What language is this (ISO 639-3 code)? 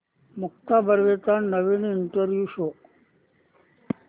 mar